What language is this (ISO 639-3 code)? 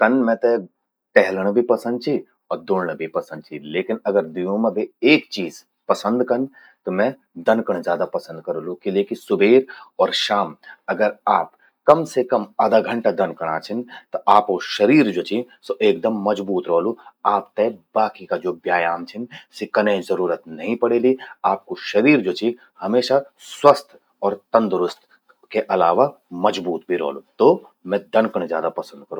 gbm